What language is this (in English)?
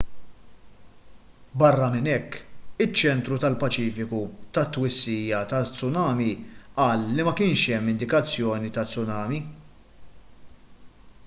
Maltese